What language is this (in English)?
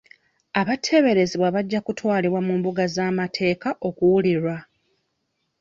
Ganda